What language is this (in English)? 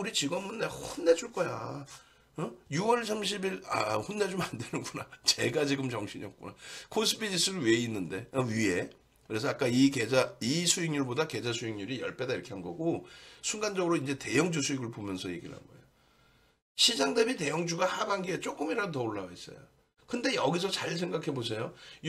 Korean